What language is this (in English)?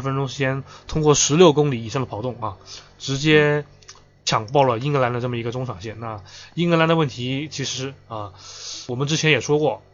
Chinese